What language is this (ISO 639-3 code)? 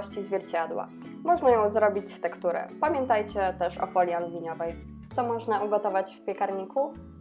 pol